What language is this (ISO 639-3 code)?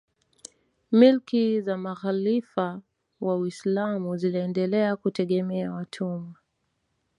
swa